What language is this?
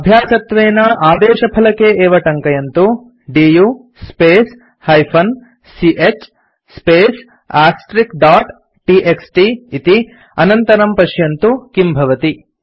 Sanskrit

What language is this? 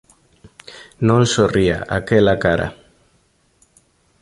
Galician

